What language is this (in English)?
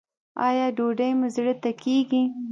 Pashto